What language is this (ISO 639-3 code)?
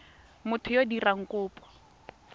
tsn